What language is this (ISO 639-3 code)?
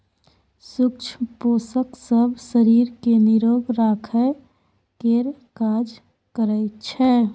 mai